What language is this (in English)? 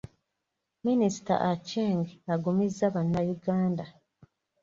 Ganda